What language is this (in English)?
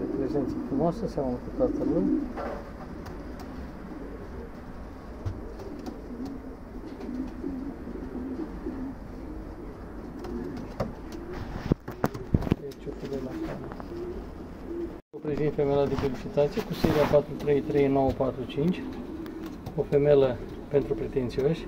Romanian